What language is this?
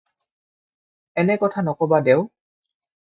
Assamese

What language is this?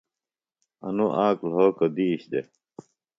Phalura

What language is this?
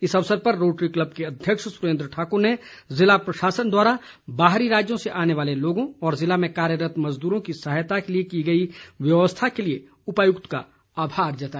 Hindi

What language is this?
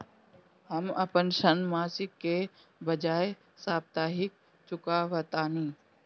Bhojpuri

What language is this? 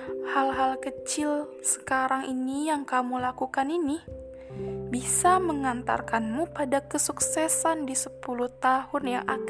Indonesian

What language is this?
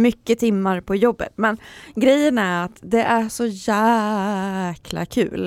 Swedish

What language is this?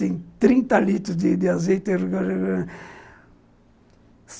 Portuguese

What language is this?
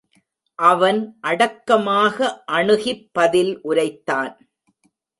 Tamil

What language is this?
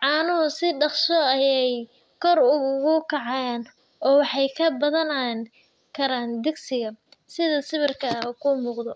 Somali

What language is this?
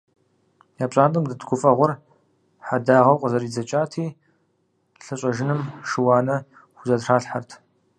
Kabardian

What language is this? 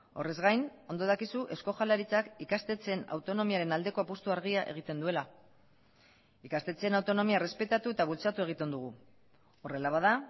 Basque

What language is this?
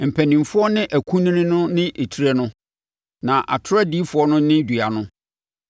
Akan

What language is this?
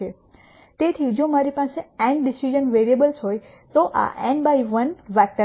Gujarati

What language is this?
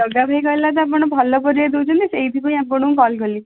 Odia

